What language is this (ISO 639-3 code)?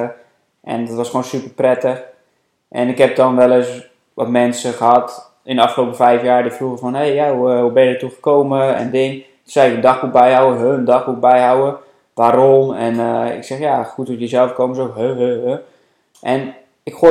nld